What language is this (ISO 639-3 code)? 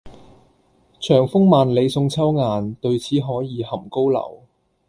yue